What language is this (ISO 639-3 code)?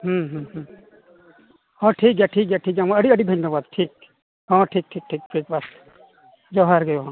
sat